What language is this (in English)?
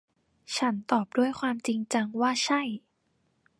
Thai